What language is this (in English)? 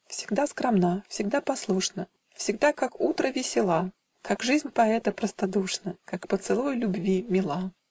Russian